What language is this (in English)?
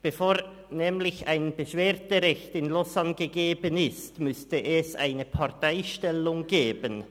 Swiss German